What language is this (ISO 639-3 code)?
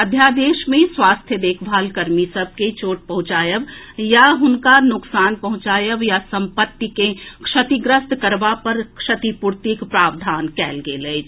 mai